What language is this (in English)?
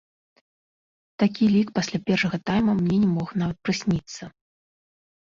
Belarusian